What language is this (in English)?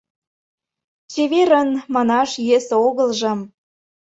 Mari